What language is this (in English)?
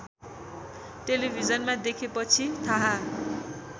Nepali